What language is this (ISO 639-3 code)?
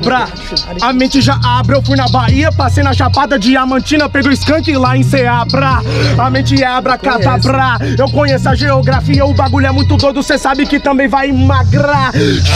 por